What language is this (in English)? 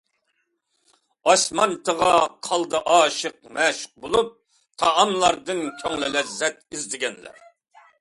Uyghur